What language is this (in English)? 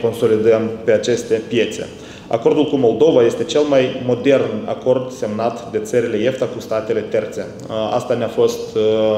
Romanian